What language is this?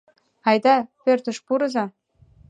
Mari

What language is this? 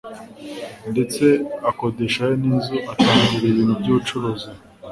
Kinyarwanda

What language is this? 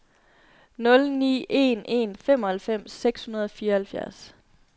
Danish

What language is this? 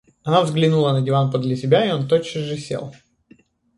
Russian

